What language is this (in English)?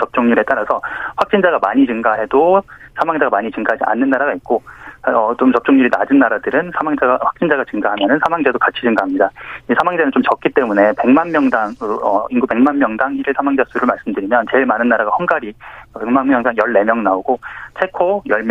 Korean